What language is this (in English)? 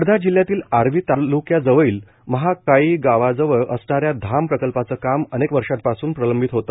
Marathi